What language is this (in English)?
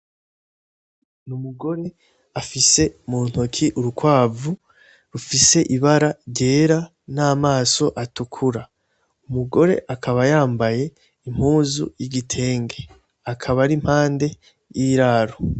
Rundi